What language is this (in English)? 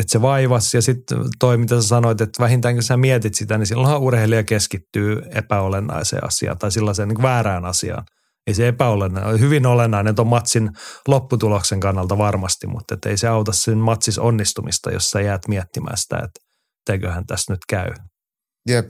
Finnish